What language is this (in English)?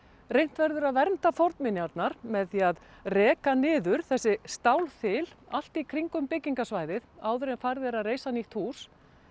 Icelandic